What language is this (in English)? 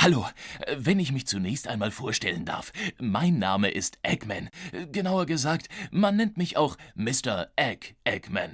German